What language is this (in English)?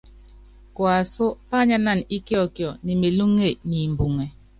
Yangben